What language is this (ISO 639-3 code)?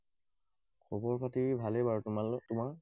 asm